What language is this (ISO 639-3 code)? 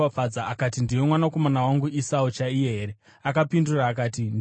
sna